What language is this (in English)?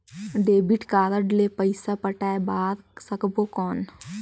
Chhattisgarhi